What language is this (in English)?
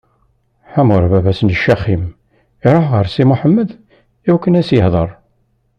Kabyle